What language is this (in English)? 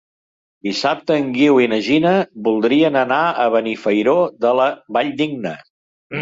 Catalan